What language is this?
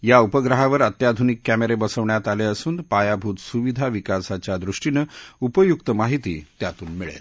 Marathi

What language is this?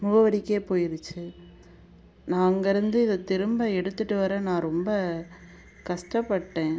Tamil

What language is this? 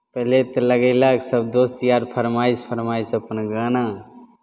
Maithili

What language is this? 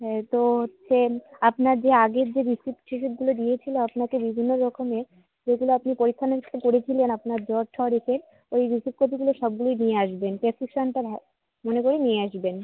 Bangla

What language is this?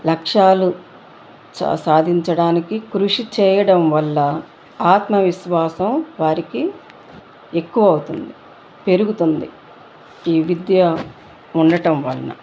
Telugu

